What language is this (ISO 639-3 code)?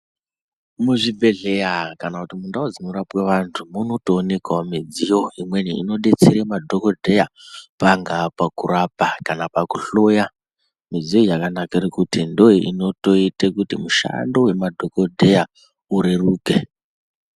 ndc